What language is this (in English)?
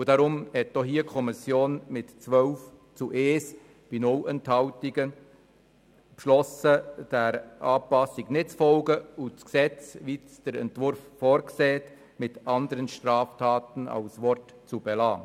Swiss German